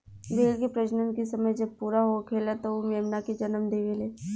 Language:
Bhojpuri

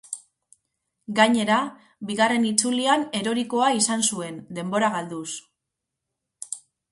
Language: Basque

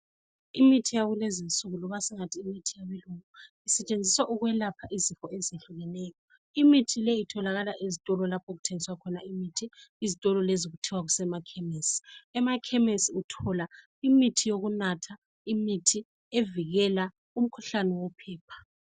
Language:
North Ndebele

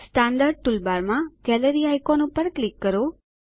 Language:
Gujarati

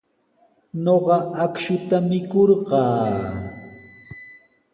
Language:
Sihuas Ancash Quechua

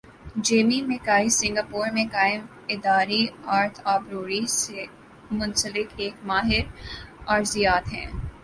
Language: Urdu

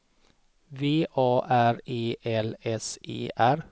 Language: Swedish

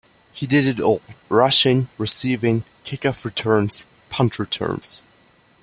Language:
English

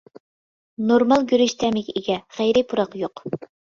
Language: Uyghur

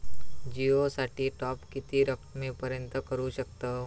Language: Marathi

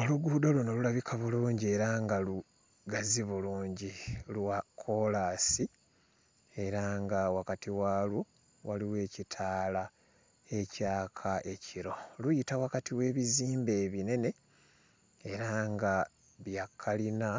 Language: Ganda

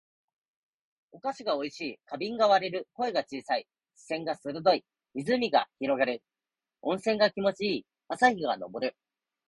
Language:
Japanese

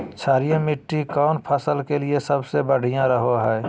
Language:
Magahi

